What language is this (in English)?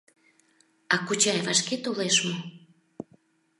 Mari